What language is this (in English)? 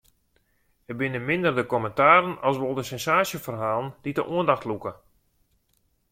Western Frisian